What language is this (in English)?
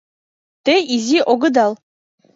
Mari